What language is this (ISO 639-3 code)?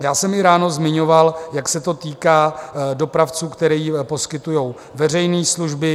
ces